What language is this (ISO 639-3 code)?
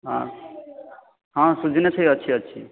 ori